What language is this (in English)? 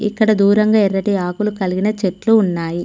Telugu